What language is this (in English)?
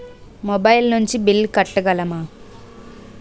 Telugu